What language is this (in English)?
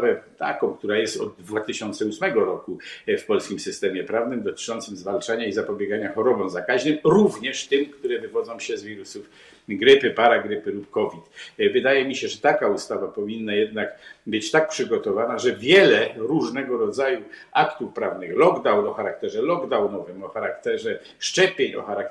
Polish